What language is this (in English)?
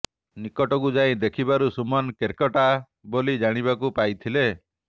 Odia